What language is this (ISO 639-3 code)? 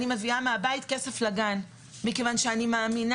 heb